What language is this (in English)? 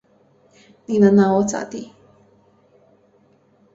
Chinese